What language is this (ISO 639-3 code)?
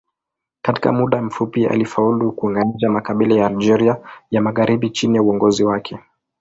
swa